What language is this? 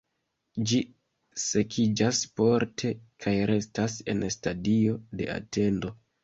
Esperanto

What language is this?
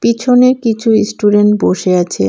Bangla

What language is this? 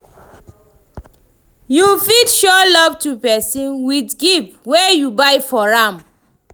Nigerian Pidgin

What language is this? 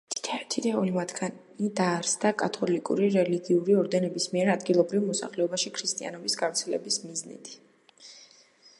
Georgian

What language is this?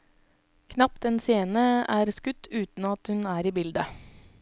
Norwegian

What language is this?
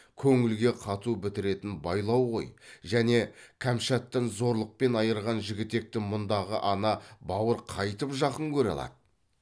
Kazakh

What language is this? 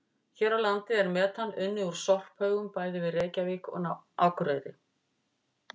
Icelandic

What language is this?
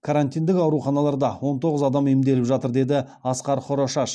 Kazakh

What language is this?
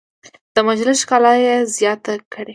Pashto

